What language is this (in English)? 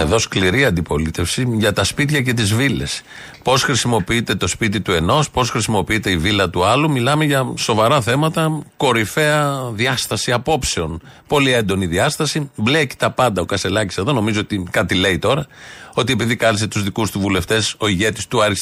Greek